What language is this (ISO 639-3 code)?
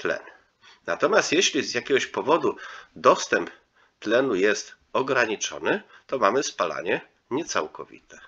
pol